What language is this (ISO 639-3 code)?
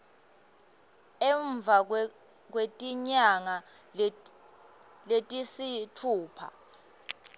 ssw